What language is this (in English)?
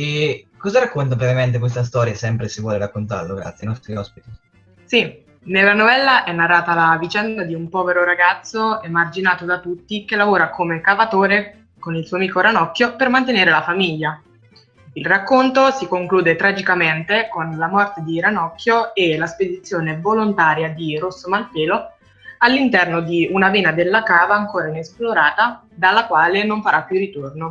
Italian